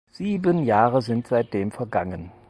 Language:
German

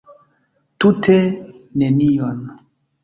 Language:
Esperanto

